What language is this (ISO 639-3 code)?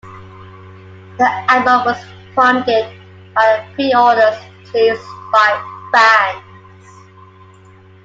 eng